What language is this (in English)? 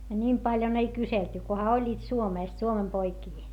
Finnish